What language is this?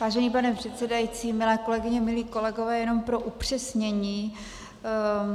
Czech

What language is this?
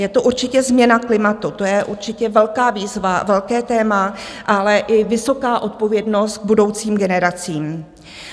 Czech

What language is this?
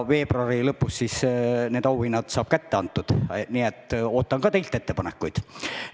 Estonian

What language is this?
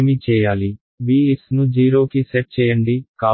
Telugu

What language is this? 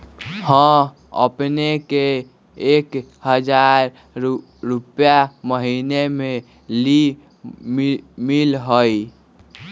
Magahi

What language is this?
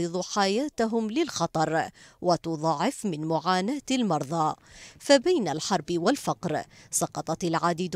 Arabic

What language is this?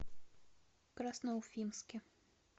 Russian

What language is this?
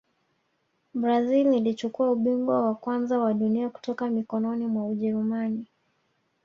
Swahili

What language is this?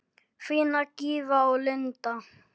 Icelandic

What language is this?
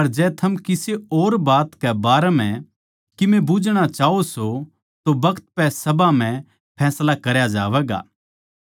Haryanvi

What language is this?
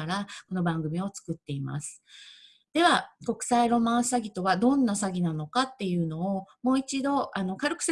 Japanese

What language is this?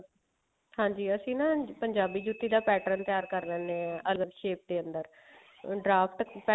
Punjabi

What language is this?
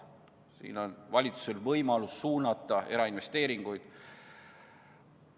Estonian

